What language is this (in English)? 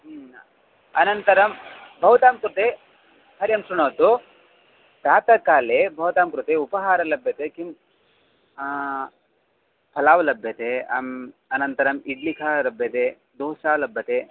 Sanskrit